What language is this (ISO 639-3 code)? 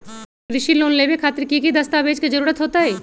mag